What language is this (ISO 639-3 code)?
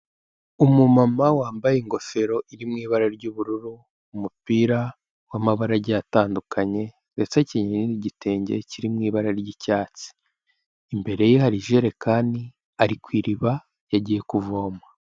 kin